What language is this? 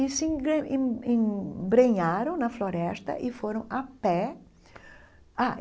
Portuguese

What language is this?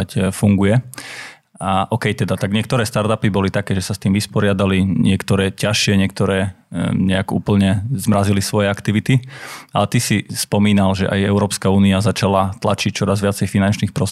Slovak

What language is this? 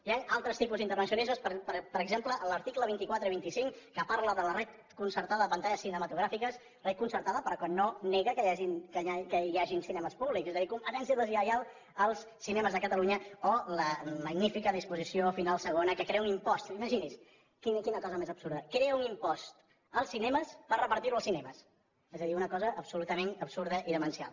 Catalan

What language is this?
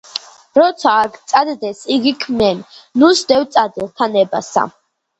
Georgian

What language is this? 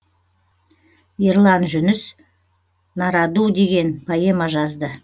Kazakh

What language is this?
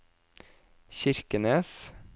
Norwegian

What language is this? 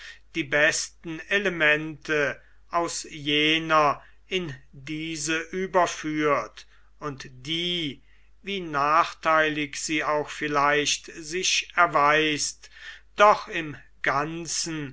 German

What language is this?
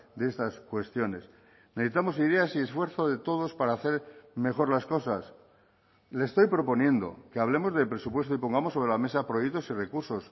Spanish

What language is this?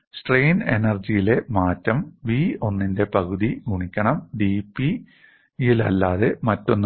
Malayalam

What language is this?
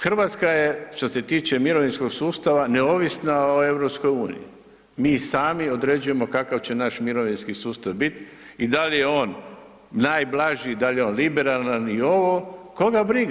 Croatian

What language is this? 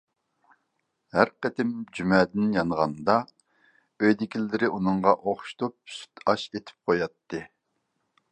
Uyghur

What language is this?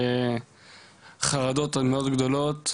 Hebrew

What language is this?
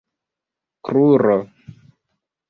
Esperanto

